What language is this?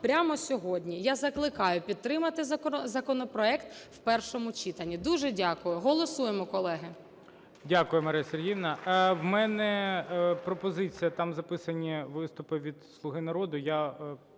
Ukrainian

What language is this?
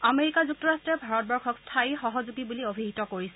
Assamese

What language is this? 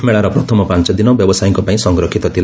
Odia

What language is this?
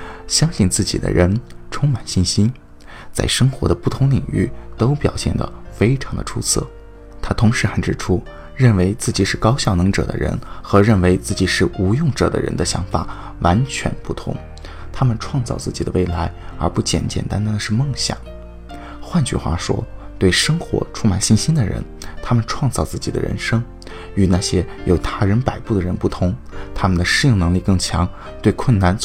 Chinese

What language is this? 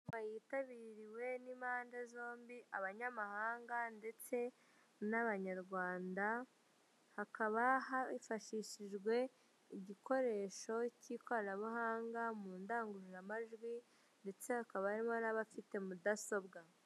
Kinyarwanda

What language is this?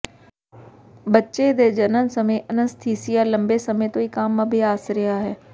Punjabi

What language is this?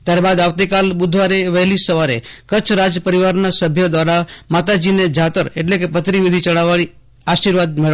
Gujarati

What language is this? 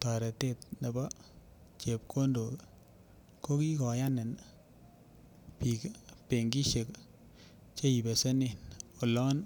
Kalenjin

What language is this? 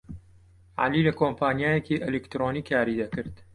Central Kurdish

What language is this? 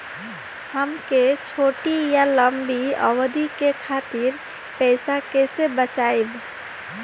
Bhojpuri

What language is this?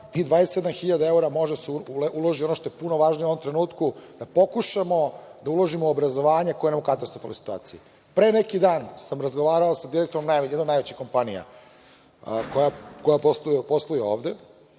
Serbian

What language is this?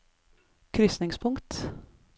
Norwegian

